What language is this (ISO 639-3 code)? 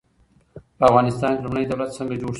pus